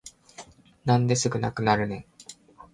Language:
Japanese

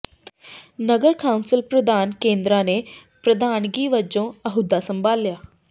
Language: Punjabi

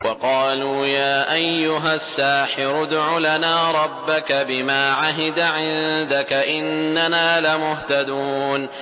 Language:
Arabic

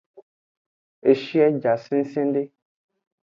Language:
Aja (Benin)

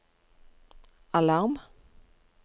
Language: Norwegian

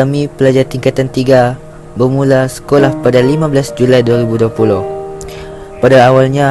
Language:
Malay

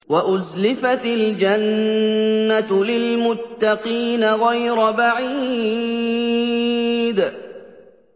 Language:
Arabic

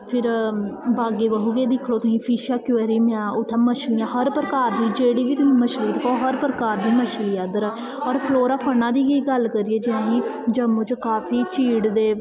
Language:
Dogri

